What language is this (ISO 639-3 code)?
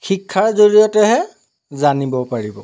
asm